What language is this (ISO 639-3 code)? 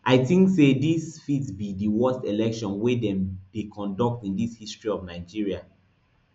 pcm